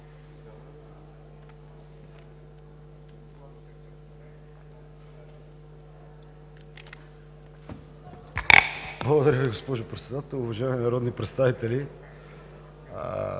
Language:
Bulgarian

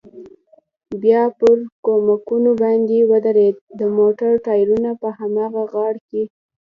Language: Pashto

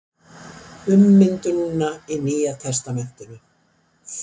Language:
Icelandic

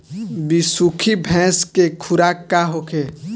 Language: Bhojpuri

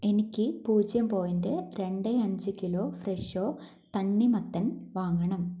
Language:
Malayalam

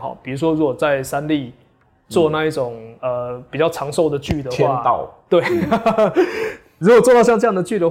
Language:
Chinese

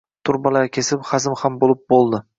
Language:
Uzbek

